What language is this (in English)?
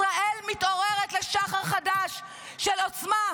Hebrew